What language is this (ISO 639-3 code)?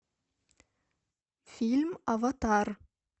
rus